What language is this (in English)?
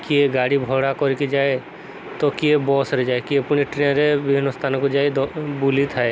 Odia